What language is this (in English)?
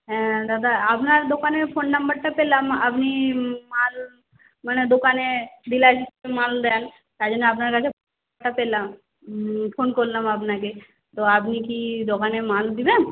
Bangla